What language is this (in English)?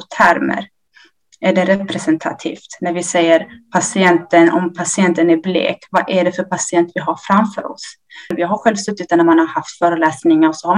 Swedish